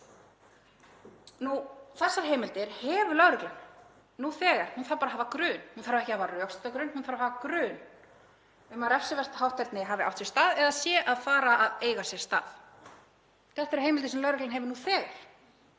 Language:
Icelandic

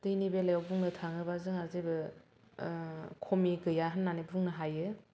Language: Bodo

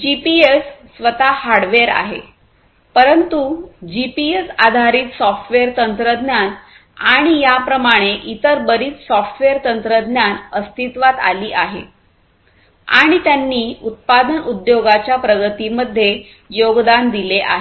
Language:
Marathi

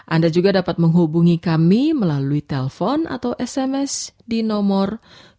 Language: Indonesian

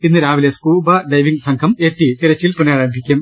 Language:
Malayalam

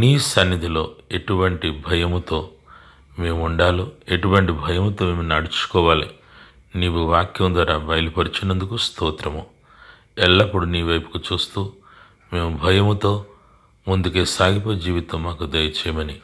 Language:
Telugu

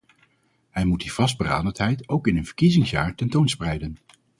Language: Dutch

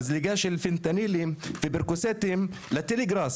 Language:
Hebrew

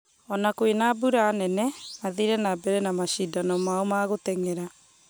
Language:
Kikuyu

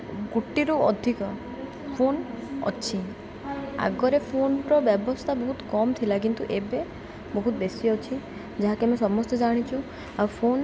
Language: Odia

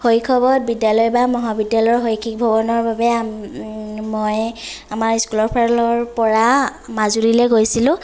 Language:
Assamese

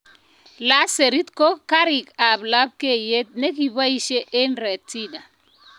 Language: Kalenjin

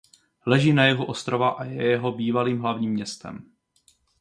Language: Czech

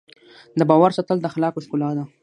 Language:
Pashto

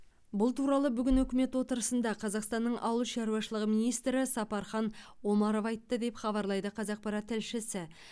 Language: Kazakh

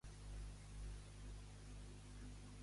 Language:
Catalan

